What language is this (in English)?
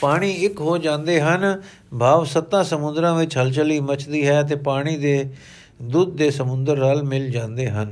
Punjabi